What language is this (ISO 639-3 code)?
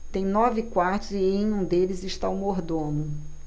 por